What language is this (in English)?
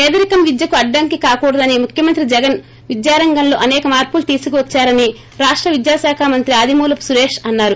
Telugu